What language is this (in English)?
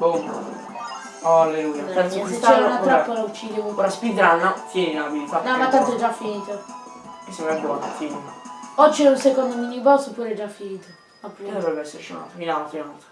Italian